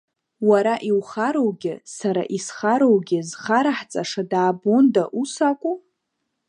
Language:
Abkhazian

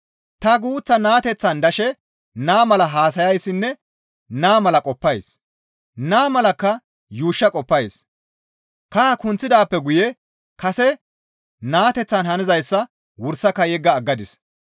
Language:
Gamo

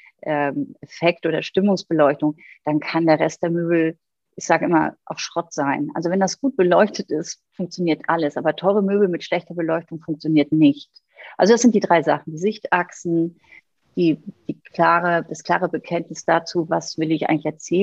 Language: German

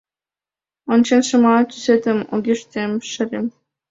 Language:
Mari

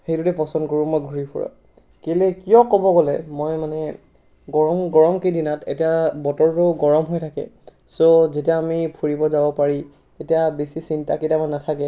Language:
Assamese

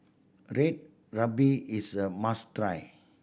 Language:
English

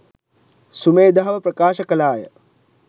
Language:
Sinhala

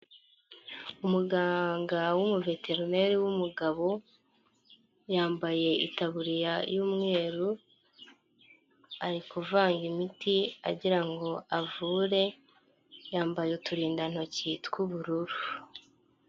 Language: Kinyarwanda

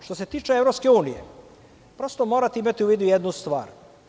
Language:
Serbian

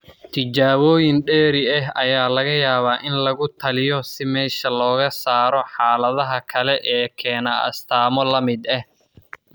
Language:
Somali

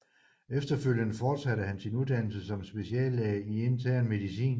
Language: Danish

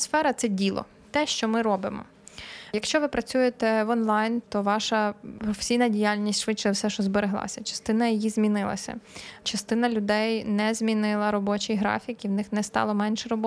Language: Ukrainian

